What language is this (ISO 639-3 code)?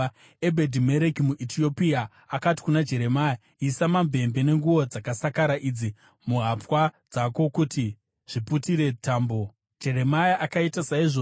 sna